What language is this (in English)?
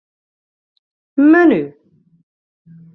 Western Frisian